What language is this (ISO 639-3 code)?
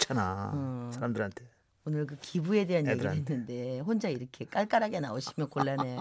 kor